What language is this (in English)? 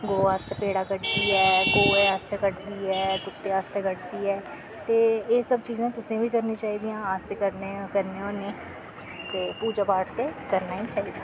Dogri